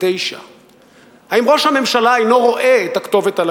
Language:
Hebrew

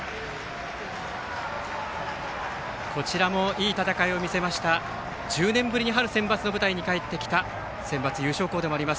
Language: Japanese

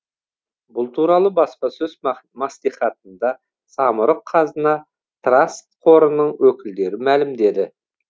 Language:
Kazakh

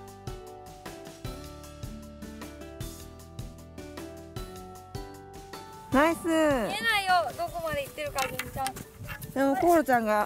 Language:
Japanese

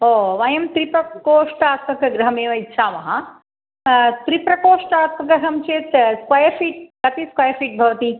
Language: Sanskrit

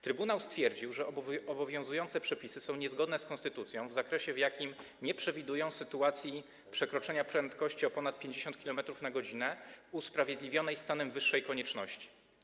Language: Polish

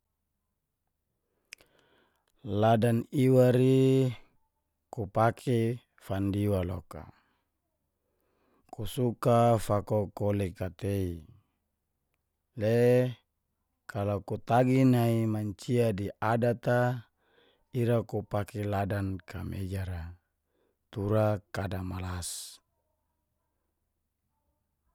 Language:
Geser-Gorom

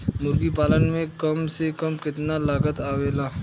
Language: Bhojpuri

